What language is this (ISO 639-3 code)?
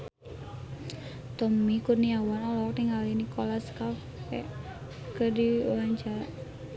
sun